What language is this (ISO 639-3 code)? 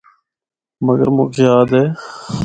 hno